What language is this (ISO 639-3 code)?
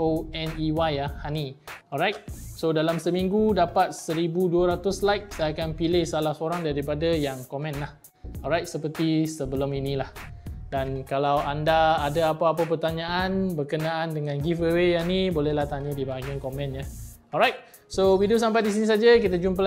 msa